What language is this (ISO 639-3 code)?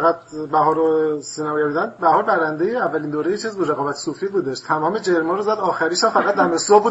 fas